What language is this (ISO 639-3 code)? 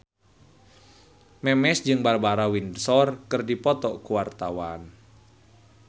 sun